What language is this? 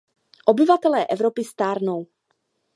Czech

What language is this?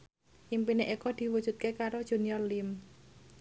Javanese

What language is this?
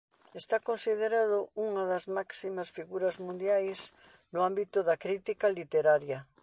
Galician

